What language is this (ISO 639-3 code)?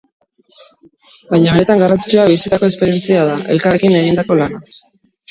eus